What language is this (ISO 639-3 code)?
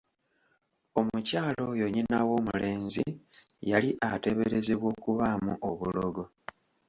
lug